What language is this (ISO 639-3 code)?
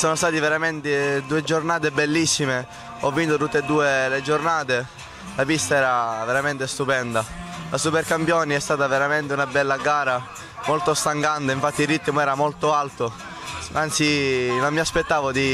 ita